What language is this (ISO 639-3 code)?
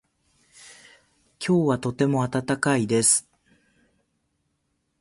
jpn